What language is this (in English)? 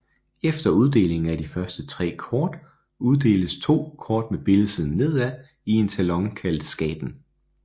Danish